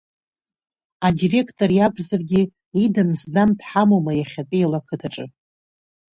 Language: Abkhazian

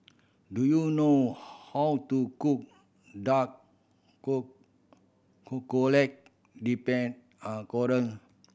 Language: English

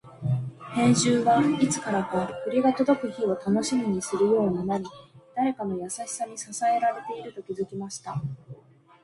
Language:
Japanese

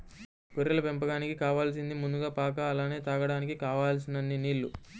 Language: Telugu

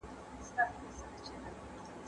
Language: Pashto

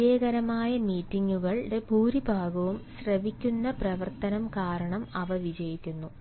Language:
Malayalam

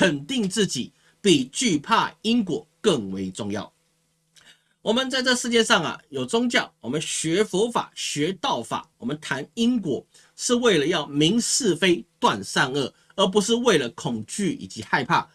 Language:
Chinese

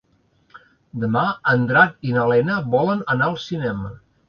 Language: Catalan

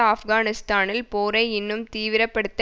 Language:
Tamil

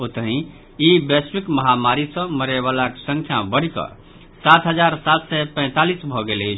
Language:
Maithili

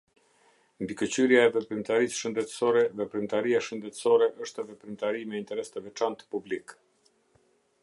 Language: Albanian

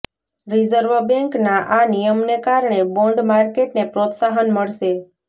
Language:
Gujarati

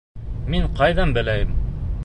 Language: Bashkir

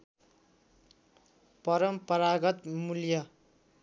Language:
Nepali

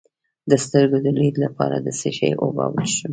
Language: Pashto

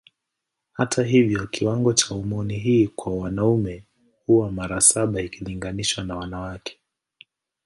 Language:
Swahili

